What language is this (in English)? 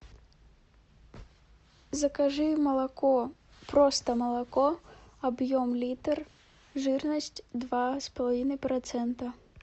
Russian